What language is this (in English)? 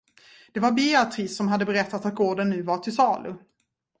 Swedish